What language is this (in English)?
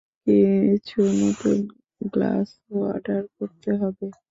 Bangla